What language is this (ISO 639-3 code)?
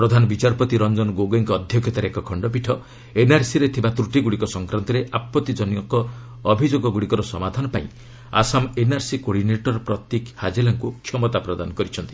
ori